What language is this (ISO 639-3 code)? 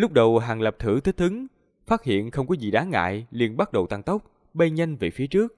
vie